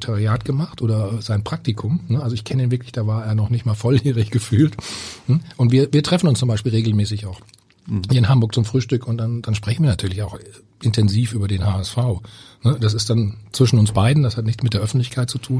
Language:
German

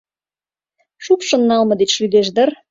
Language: Mari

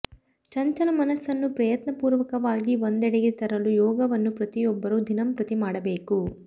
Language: Kannada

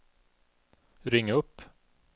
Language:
Swedish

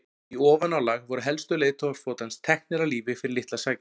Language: Icelandic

